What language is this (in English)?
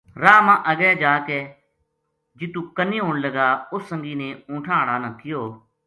Gujari